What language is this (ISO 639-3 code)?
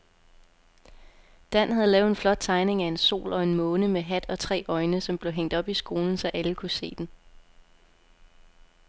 dan